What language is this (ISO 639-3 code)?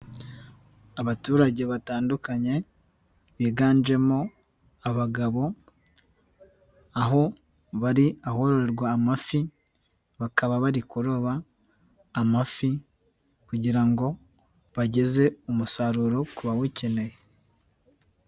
kin